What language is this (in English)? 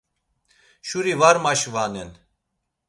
Laz